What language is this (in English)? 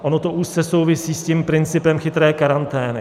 Czech